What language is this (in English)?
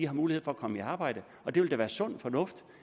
Danish